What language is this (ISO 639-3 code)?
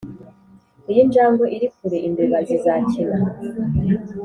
kin